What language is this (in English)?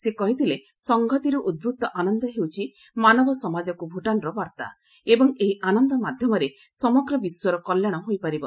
Odia